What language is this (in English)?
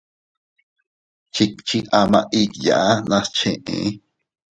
Teutila Cuicatec